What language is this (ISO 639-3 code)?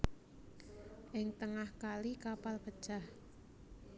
jav